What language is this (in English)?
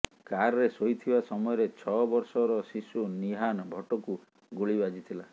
Odia